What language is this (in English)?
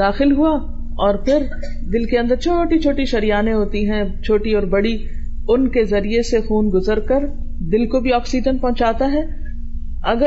Urdu